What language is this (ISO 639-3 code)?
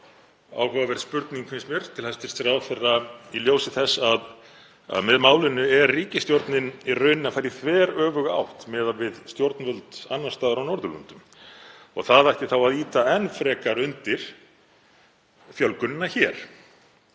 isl